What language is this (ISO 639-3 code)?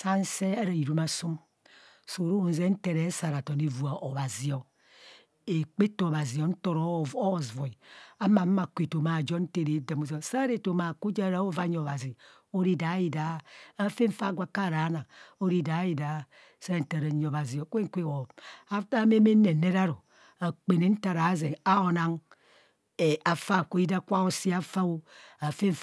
bcs